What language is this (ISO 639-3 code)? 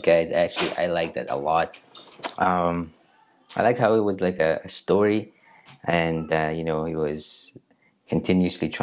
eng